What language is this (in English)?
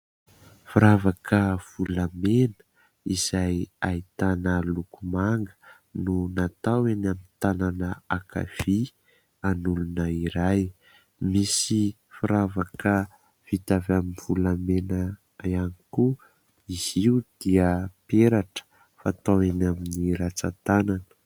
Malagasy